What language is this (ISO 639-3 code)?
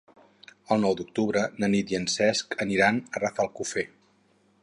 cat